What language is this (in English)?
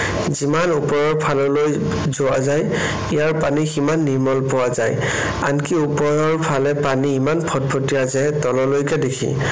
Assamese